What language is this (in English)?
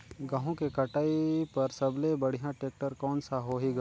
Chhattisgarhi